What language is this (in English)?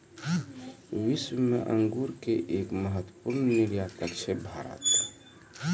Maithili